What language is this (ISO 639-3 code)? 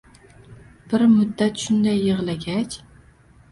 uzb